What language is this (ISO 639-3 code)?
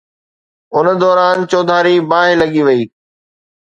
snd